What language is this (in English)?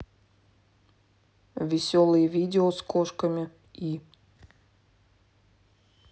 Russian